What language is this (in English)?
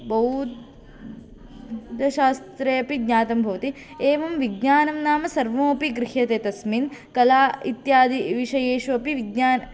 Sanskrit